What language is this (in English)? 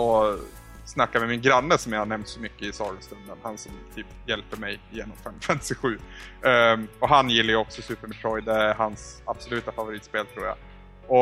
Swedish